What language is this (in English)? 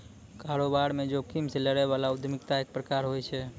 Maithili